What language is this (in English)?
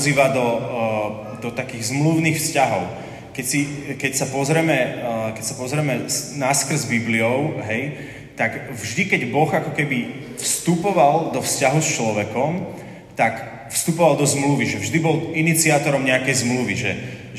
Slovak